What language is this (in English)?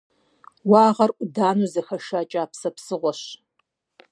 Kabardian